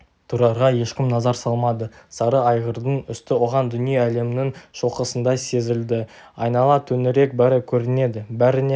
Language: Kazakh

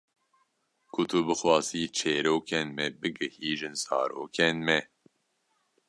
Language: Kurdish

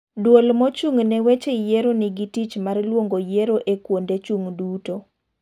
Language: Luo (Kenya and Tanzania)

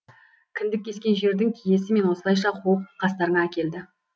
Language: Kazakh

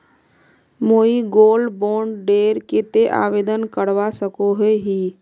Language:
Magahi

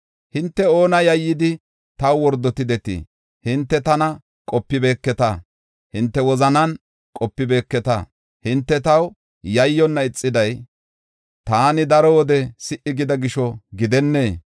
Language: Gofa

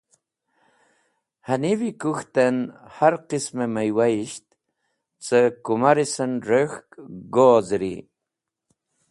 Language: Wakhi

